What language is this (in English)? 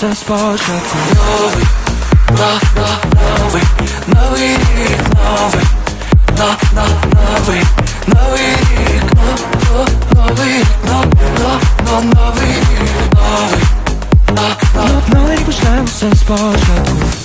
Ukrainian